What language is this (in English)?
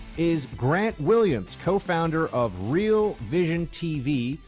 English